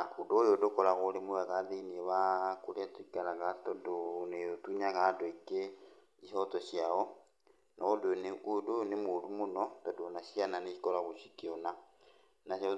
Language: Kikuyu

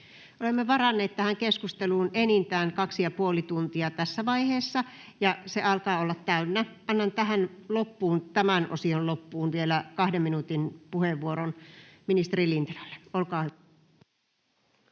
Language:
Finnish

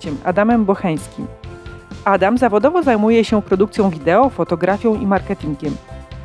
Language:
Polish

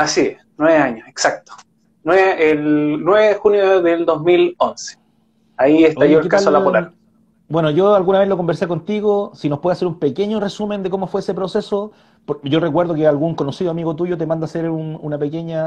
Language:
Spanish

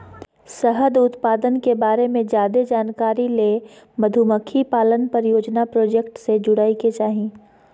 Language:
Magahi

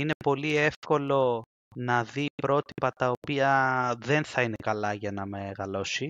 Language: Greek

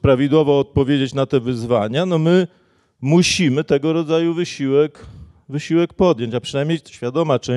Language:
Polish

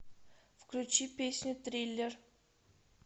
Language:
Russian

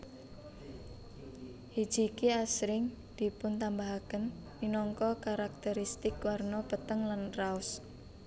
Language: Javanese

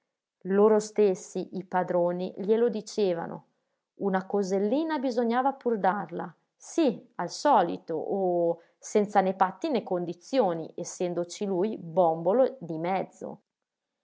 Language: Italian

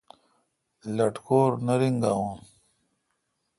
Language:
Kalkoti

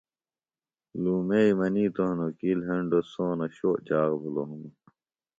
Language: Phalura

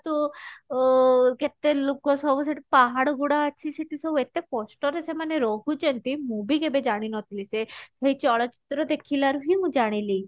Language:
Odia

